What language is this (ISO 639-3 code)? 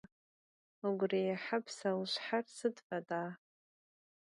ady